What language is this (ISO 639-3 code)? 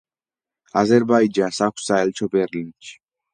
kat